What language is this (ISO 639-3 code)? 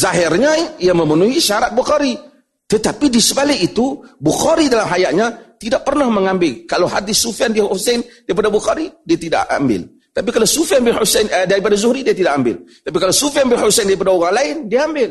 msa